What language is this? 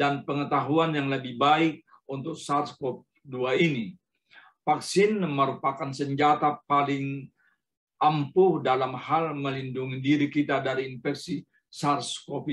Indonesian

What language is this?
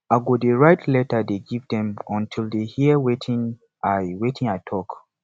Nigerian Pidgin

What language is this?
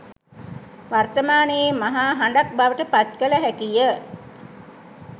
Sinhala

